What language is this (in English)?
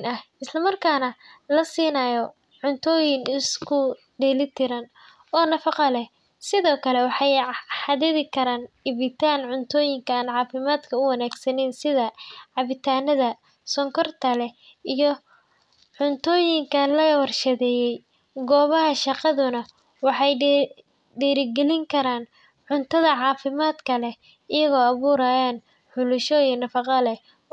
Somali